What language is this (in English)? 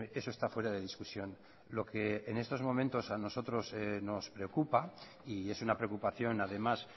Spanish